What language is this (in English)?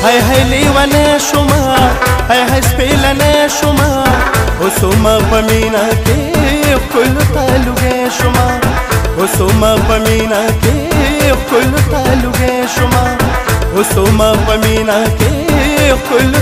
Arabic